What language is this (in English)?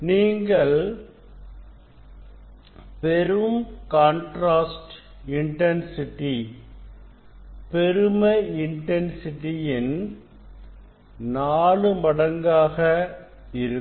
Tamil